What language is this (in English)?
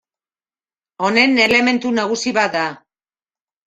Basque